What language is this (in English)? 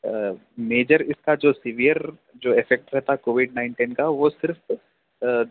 Urdu